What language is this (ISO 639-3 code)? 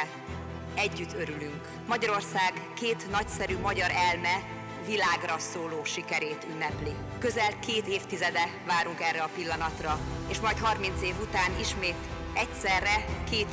hun